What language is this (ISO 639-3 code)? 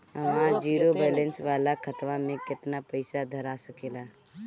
bho